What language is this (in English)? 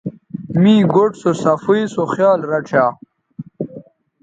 Bateri